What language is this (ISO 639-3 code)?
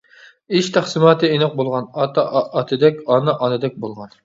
uig